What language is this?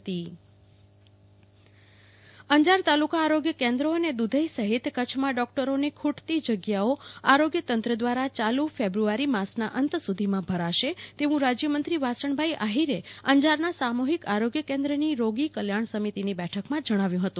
Gujarati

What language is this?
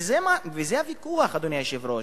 Hebrew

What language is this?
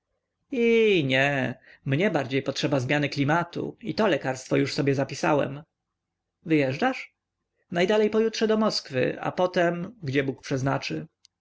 Polish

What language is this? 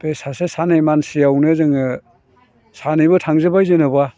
Bodo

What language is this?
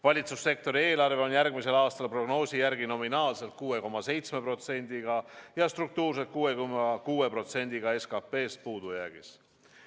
Estonian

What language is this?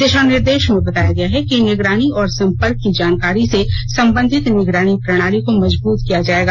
Hindi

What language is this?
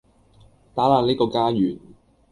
Cantonese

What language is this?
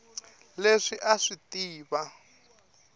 Tsonga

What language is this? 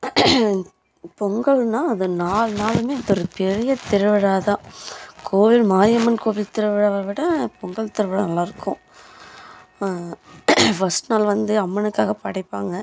Tamil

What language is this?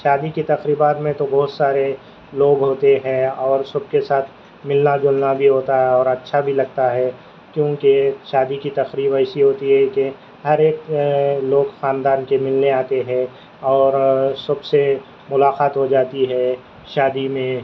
Urdu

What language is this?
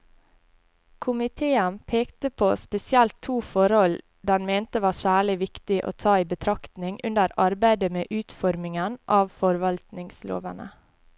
Norwegian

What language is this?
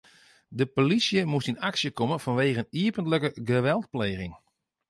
Western Frisian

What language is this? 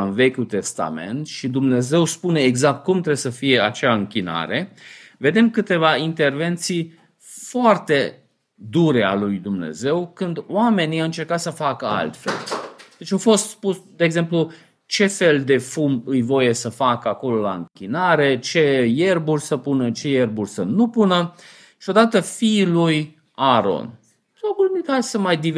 Romanian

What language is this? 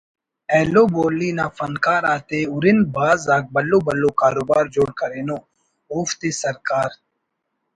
Brahui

